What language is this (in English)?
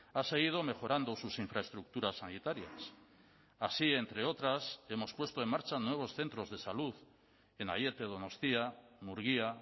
Spanish